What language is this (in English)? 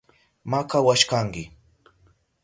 Southern Pastaza Quechua